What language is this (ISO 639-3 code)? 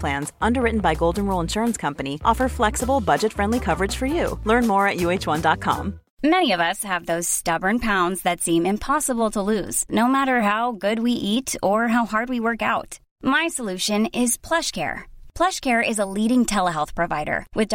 swe